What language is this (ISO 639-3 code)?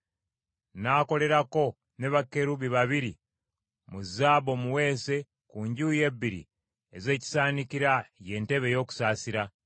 lug